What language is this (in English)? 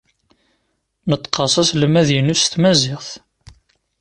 Kabyle